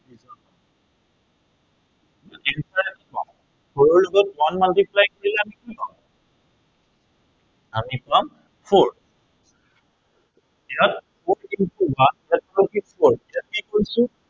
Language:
Assamese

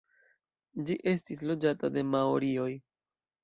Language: Esperanto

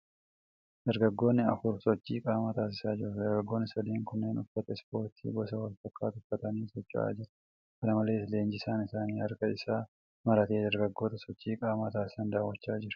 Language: Oromo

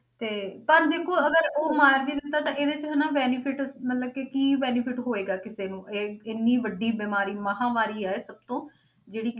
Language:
Punjabi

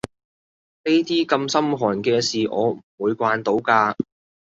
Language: Cantonese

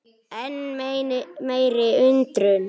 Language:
Icelandic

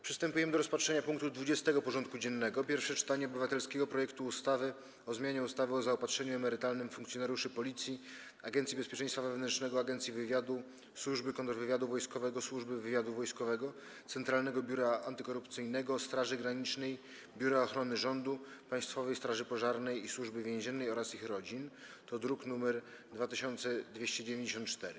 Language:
Polish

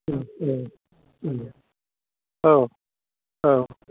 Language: Bodo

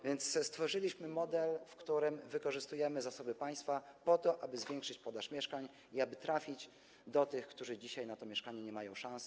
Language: Polish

